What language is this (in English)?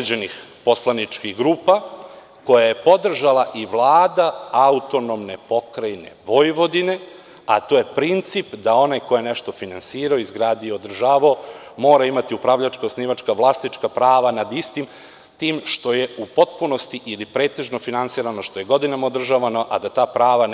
Serbian